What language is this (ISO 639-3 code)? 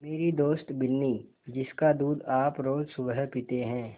hin